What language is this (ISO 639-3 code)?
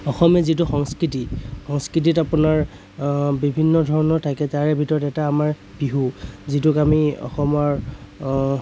asm